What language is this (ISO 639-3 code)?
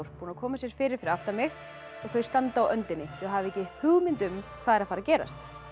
isl